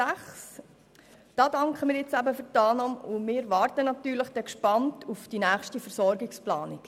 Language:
Swiss German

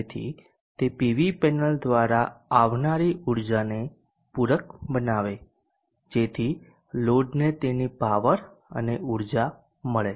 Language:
Gujarati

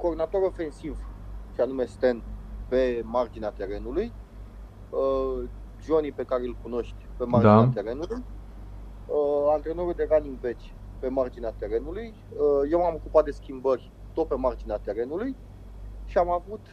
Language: Romanian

